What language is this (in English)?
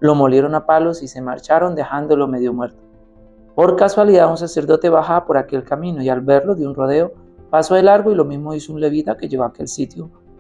Spanish